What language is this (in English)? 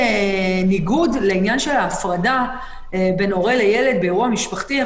Hebrew